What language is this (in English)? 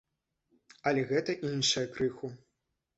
Belarusian